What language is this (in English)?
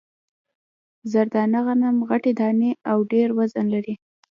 Pashto